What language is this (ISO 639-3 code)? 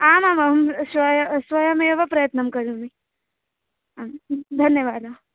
san